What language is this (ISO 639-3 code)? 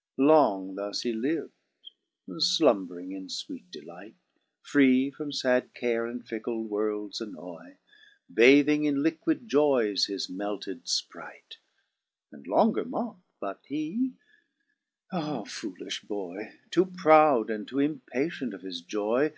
eng